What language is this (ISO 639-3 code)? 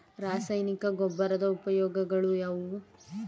kan